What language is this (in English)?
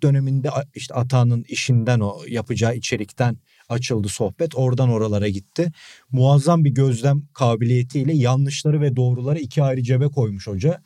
Turkish